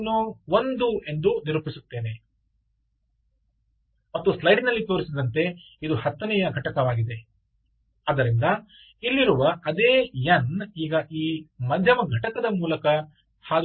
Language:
Kannada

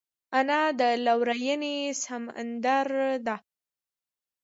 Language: Pashto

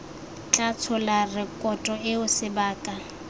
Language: Tswana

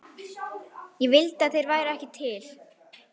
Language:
Icelandic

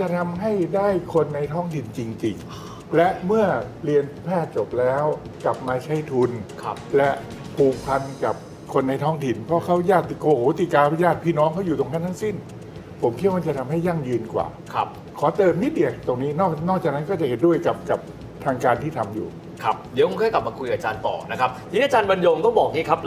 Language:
Thai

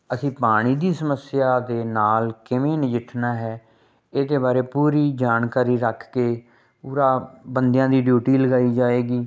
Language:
Punjabi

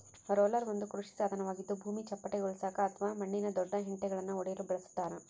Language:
Kannada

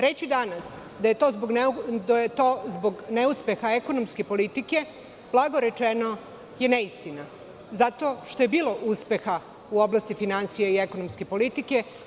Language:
Serbian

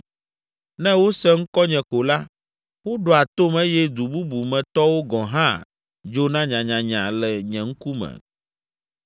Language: Ewe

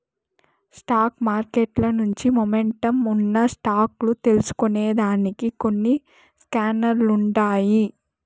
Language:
Telugu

